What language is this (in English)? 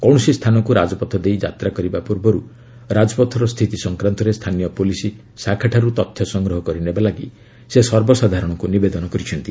Odia